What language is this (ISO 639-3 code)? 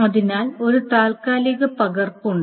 mal